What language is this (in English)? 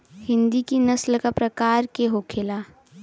Bhojpuri